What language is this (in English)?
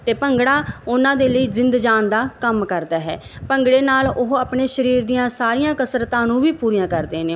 Punjabi